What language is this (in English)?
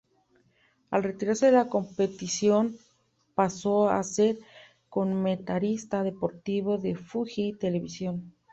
Spanish